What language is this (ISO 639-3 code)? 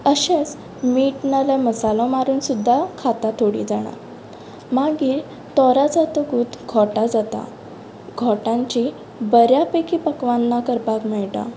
kok